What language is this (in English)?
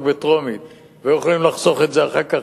Hebrew